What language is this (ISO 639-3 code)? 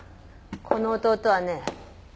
jpn